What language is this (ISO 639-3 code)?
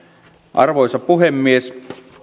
fin